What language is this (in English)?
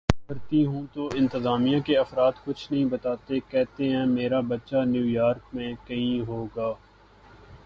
Urdu